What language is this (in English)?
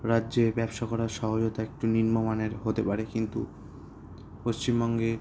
Bangla